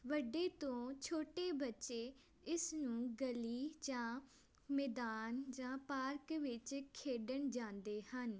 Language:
Punjabi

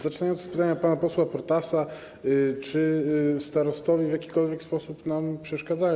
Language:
Polish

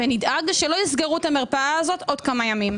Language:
Hebrew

